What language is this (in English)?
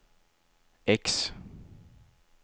Swedish